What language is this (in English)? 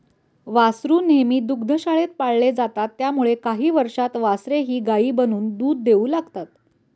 Marathi